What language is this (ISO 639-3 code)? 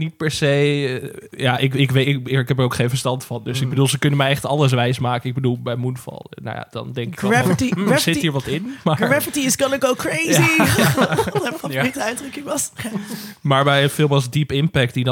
nld